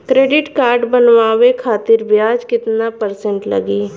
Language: Bhojpuri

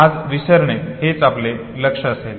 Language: Marathi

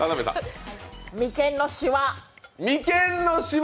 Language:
Japanese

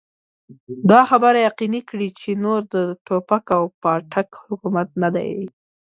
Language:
Pashto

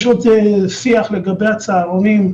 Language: Hebrew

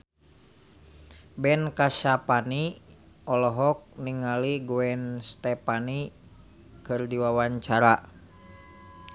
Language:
Sundanese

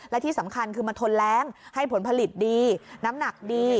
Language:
Thai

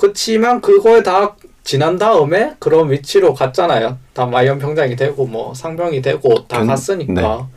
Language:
Korean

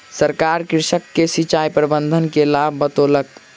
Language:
Maithili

